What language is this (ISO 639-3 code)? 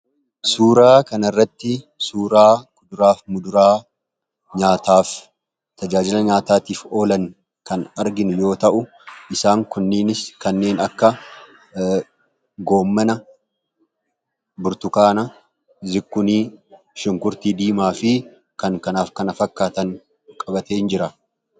orm